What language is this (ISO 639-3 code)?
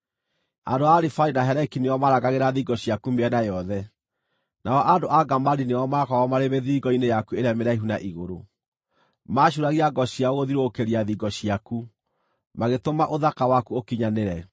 kik